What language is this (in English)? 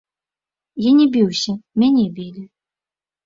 Belarusian